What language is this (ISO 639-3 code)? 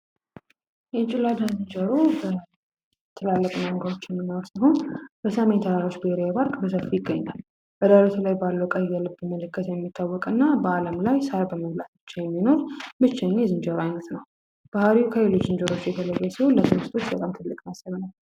amh